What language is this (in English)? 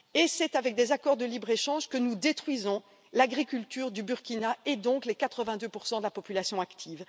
French